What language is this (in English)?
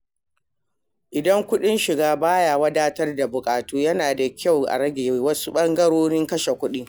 Hausa